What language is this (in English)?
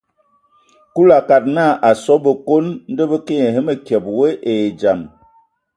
Ewondo